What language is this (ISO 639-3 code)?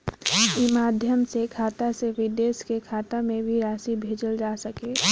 bho